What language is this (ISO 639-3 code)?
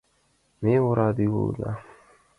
chm